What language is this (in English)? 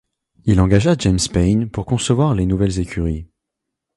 French